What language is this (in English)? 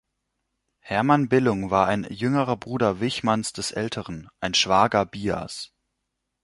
German